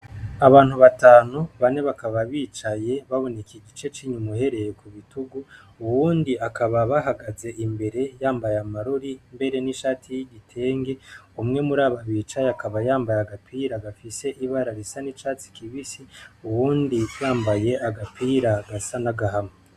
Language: Rundi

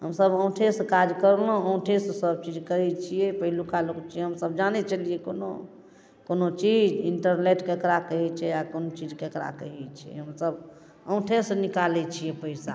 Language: Maithili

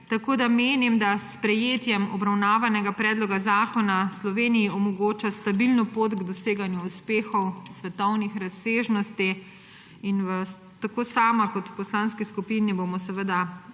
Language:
Slovenian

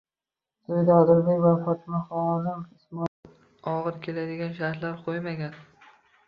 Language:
Uzbek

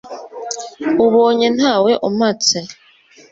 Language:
Kinyarwanda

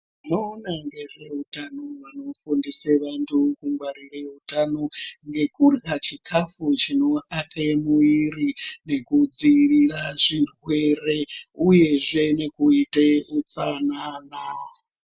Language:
Ndau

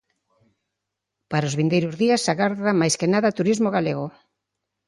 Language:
Galician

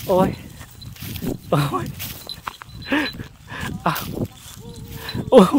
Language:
Thai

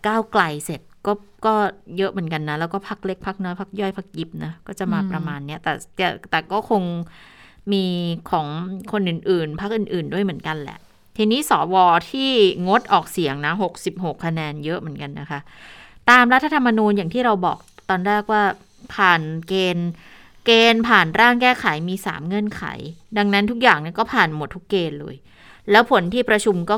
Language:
Thai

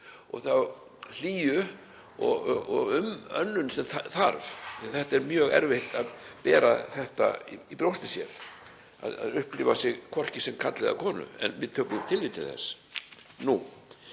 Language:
Icelandic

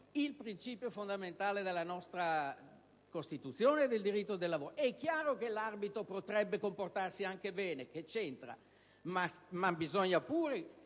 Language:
Italian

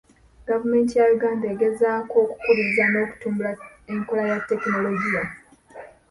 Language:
Ganda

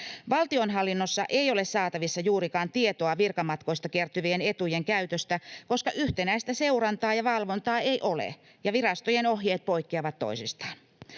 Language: Finnish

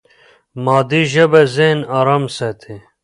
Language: Pashto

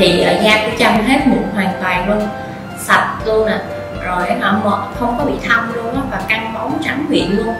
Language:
Vietnamese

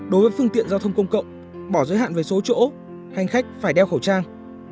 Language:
Vietnamese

